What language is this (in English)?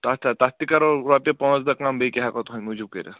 Kashmiri